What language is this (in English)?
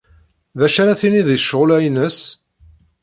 Kabyle